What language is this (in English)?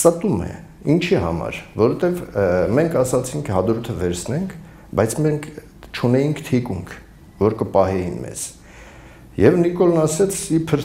Turkish